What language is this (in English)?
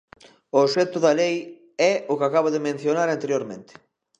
Galician